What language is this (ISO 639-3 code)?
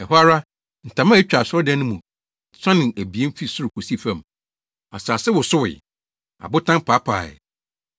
aka